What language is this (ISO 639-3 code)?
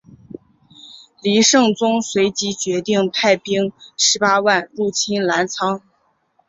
zho